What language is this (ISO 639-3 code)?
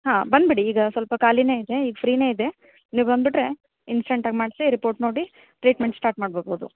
kan